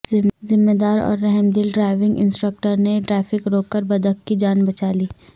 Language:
Urdu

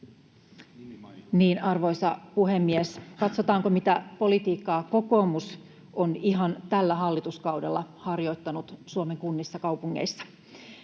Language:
Finnish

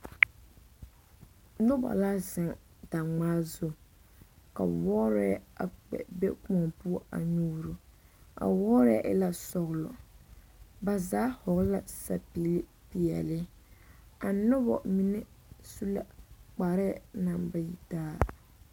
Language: Southern Dagaare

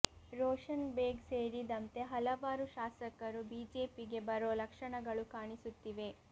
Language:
Kannada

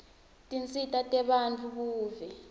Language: Swati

